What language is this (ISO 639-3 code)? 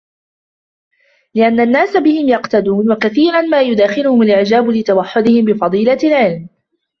ara